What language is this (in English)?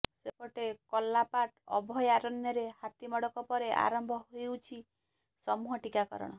Odia